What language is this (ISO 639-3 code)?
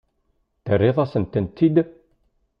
kab